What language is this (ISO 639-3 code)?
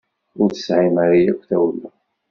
kab